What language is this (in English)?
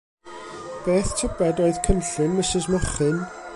Welsh